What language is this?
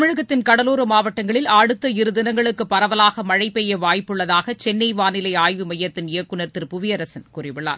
Tamil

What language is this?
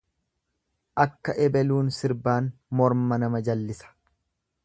Oromo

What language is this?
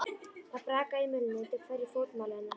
Icelandic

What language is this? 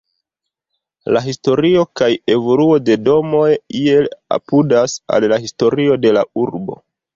Esperanto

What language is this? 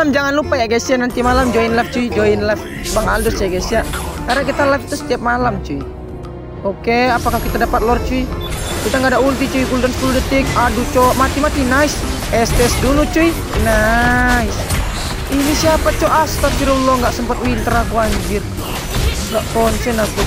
Indonesian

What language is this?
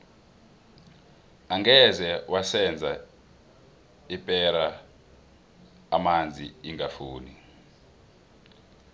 South Ndebele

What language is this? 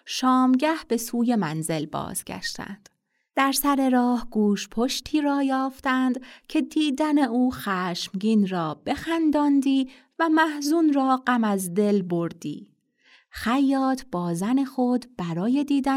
Persian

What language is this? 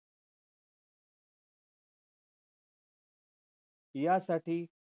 Marathi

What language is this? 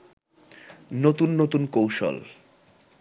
Bangla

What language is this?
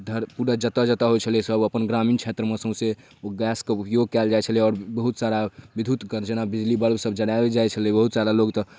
Maithili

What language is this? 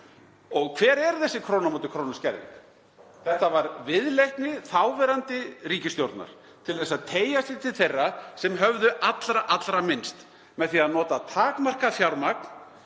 Icelandic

